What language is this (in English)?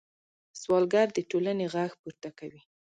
Pashto